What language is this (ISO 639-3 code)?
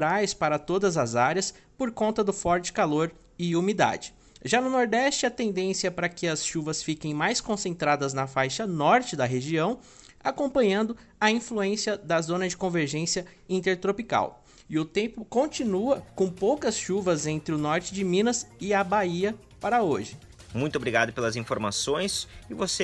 por